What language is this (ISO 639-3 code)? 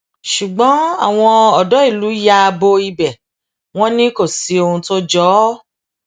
yor